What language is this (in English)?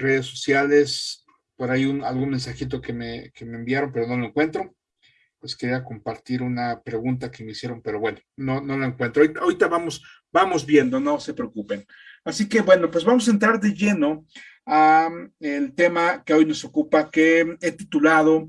Spanish